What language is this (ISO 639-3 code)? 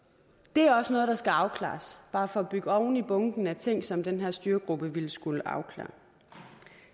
dan